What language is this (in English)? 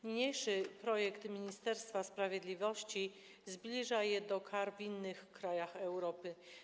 Polish